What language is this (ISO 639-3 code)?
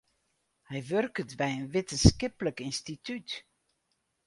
fry